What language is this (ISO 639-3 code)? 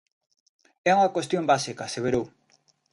glg